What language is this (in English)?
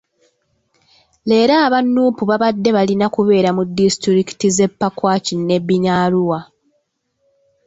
Ganda